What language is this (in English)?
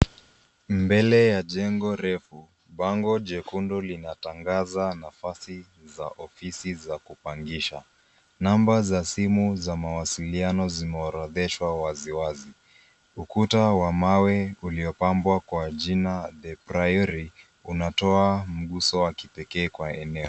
Swahili